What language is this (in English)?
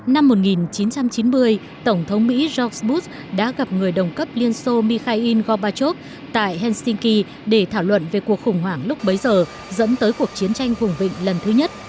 Vietnamese